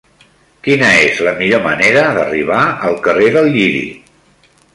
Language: Catalan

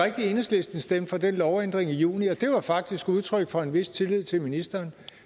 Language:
Danish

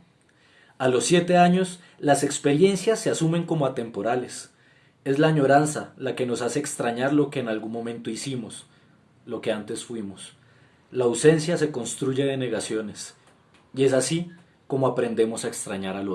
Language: Spanish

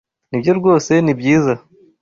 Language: Kinyarwanda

